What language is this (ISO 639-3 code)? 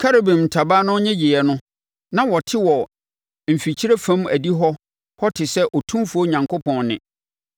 aka